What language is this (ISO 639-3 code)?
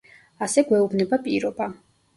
kat